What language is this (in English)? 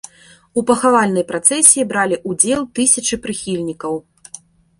Belarusian